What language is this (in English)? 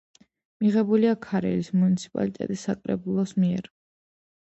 Georgian